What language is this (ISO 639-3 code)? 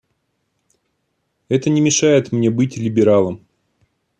rus